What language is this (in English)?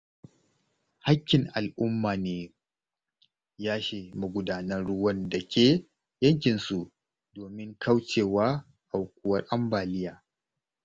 Hausa